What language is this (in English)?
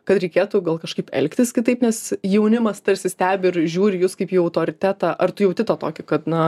Lithuanian